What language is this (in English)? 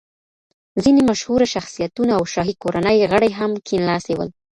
Pashto